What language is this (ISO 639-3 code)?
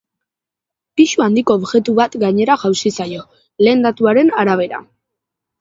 eus